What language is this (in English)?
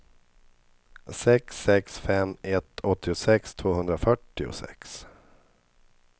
Swedish